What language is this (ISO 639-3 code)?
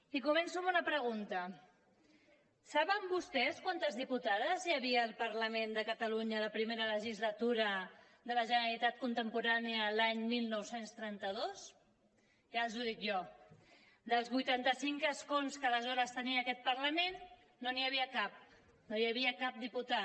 cat